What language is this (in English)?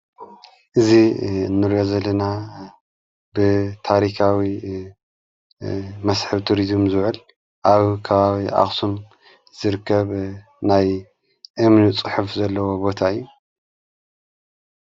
Tigrinya